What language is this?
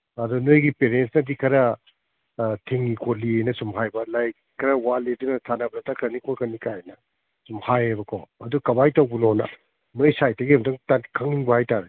Manipuri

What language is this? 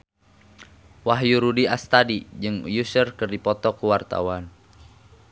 Sundanese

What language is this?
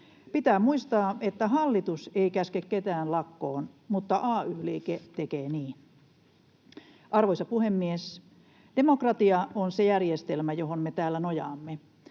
Finnish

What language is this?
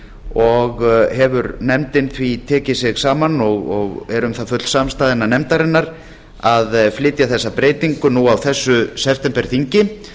Icelandic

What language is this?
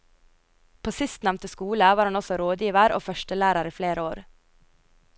Norwegian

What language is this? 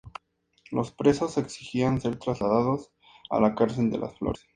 Spanish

